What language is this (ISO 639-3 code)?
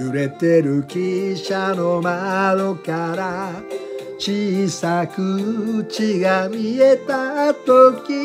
jpn